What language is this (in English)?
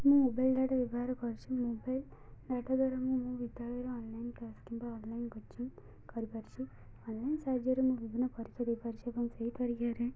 Odia